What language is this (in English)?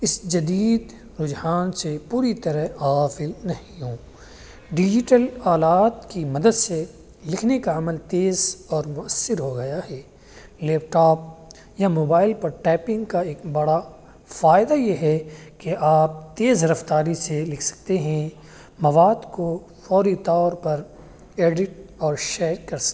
Urdu